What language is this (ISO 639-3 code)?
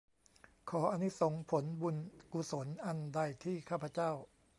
tha